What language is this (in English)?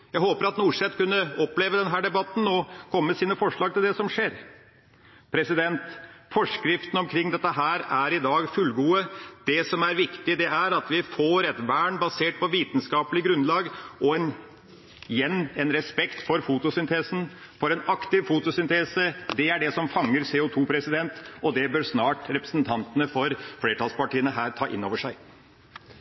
Norwegian Bokmål